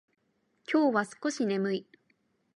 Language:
Japanese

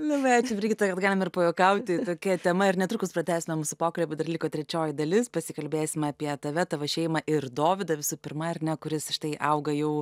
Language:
Lithuanian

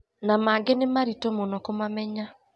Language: Kikuyu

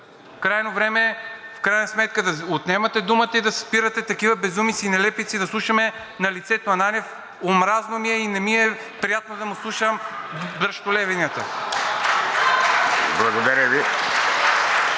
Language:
Bulgarian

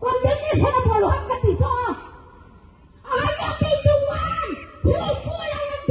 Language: English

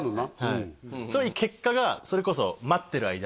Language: Japanese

